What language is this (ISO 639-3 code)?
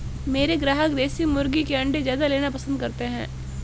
hin